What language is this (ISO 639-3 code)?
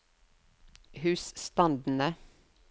nor